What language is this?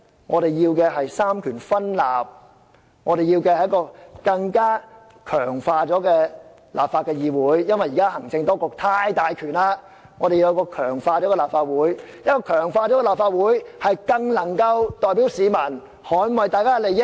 Cantonese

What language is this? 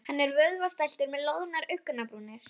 Icelandic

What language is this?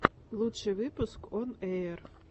Russian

